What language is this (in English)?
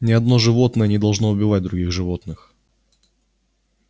Russian